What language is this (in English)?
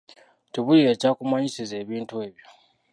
Ganda